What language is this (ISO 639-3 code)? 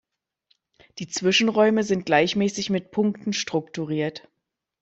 deu